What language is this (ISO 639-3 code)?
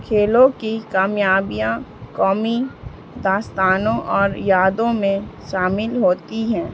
urd